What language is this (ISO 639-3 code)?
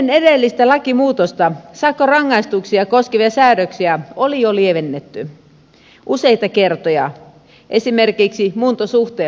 fin